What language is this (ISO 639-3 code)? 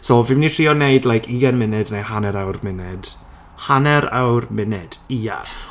cym